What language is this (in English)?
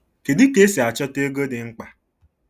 Igbo